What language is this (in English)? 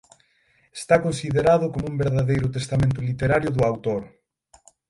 Galician